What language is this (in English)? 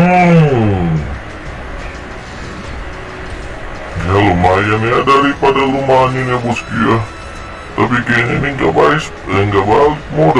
Indonesian